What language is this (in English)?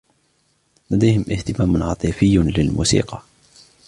Arabic